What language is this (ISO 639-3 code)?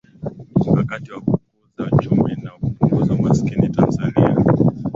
swa